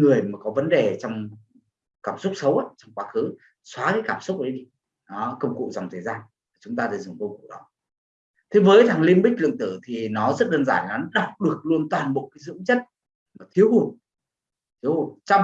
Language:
Vietnamese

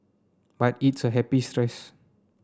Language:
English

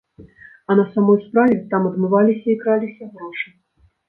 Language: Belarusian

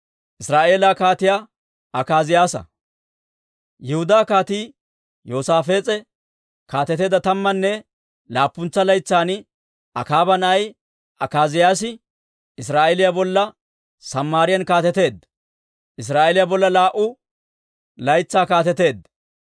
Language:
Dawro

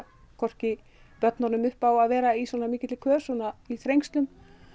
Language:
Icelandic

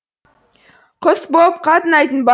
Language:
Kazakh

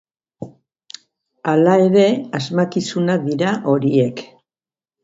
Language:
Basque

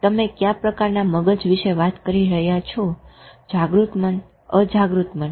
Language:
Gujarati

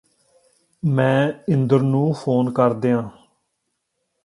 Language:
Punjabi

